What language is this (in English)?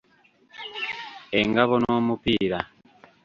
Ganda